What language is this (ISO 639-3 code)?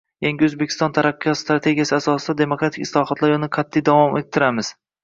uzb